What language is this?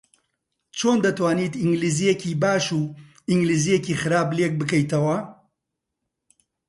Central Kurdish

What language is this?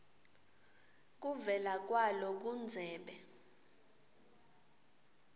Swati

